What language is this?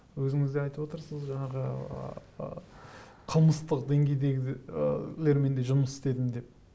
Kazakh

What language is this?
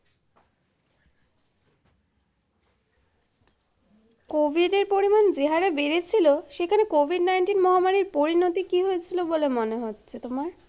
Bangla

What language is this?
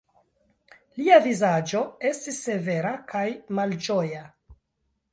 Esperanto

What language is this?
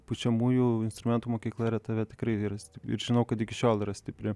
Lithuanian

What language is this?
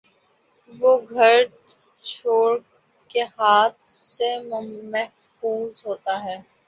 Urdu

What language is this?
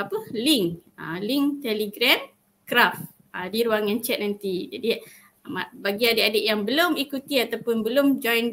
Malay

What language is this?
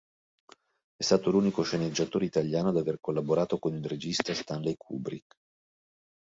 Italian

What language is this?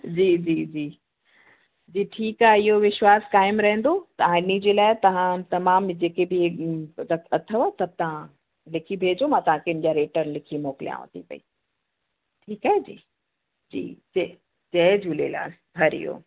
Sindhi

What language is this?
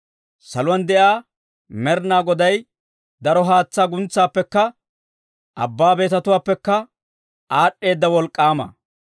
Dawro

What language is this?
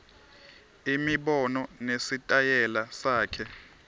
Swati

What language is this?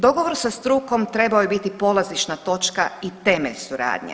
Croatian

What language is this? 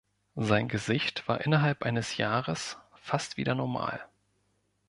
German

